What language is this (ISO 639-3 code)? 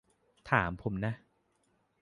tha